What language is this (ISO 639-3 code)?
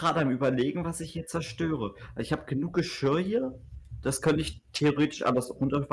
deu